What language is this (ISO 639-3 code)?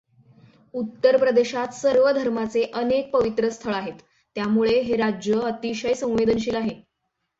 mar